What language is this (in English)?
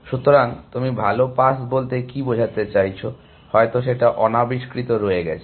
Bangla